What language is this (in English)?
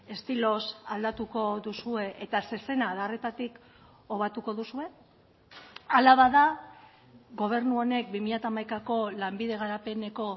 Basque